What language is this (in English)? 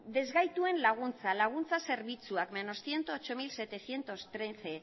Basque